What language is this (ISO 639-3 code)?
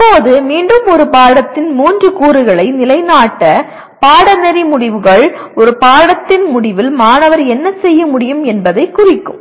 tam